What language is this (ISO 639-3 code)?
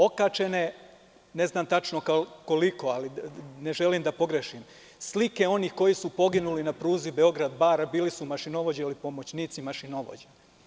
srp